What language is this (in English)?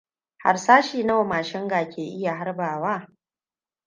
Hausa